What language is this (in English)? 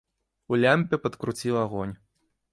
Belarusian